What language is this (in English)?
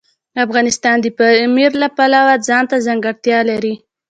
Pashto